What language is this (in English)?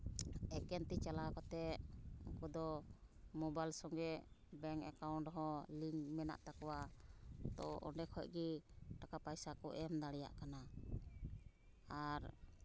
Santali